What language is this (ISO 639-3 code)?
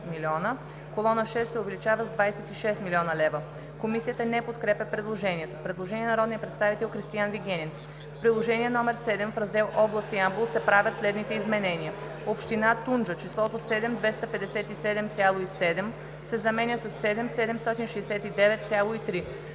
bul